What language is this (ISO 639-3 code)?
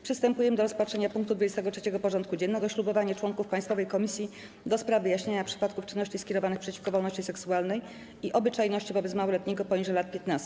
pol